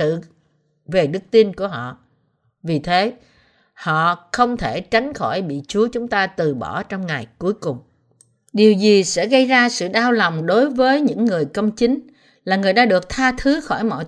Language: Vietnamese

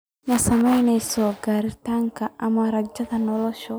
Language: Somali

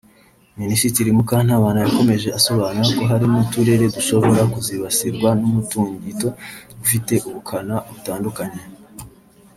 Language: Kinyarwanda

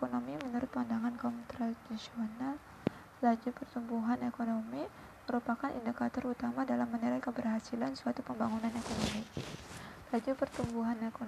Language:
Indonesian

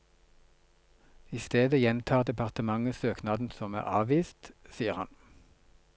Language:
Norwegian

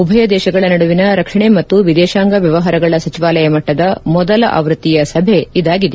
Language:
Kannada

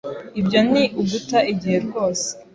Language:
Kinyarwanda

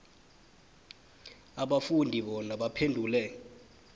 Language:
South Ndebele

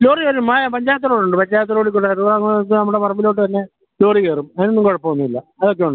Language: Malayalam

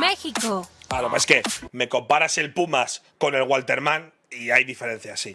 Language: Spanish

